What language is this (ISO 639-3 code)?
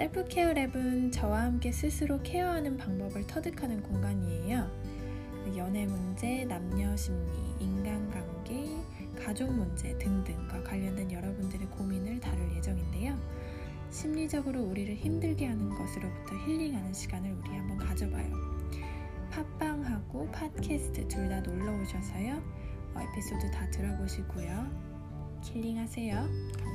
kor